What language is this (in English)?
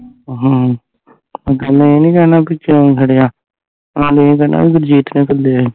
Punjabi